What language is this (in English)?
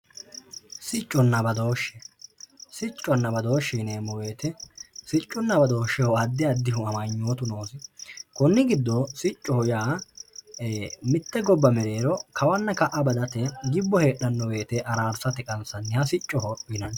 Sidamo